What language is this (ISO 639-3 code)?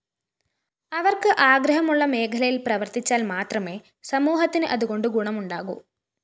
mal